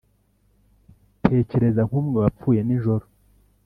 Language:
Kinyarwanda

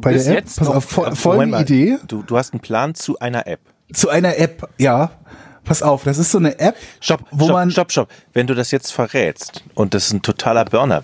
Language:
German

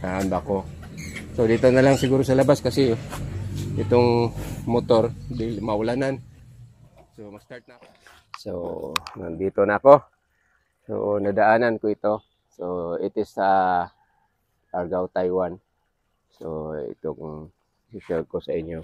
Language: Filipino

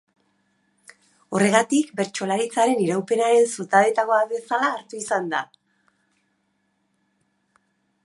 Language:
Basque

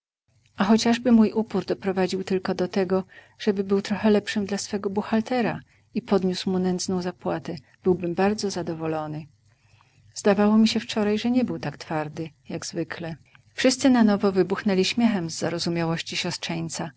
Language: Polish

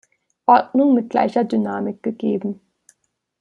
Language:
German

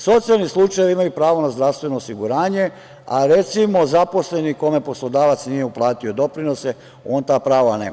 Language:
Serbian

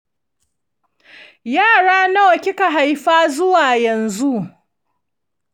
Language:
Hausa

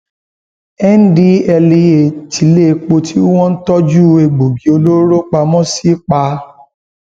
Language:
Yoruba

